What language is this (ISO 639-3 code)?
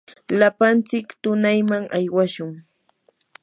qur